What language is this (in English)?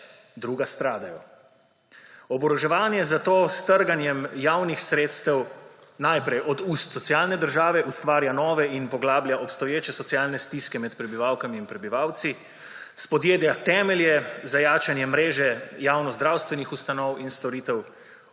Slovenian